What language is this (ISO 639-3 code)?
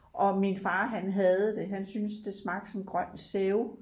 dan